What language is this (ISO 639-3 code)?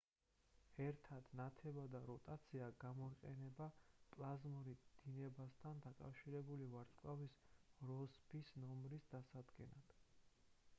kat